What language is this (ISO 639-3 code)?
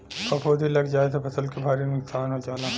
bho